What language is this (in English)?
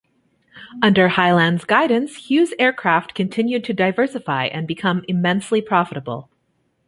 English